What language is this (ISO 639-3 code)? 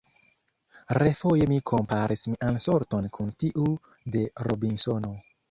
epo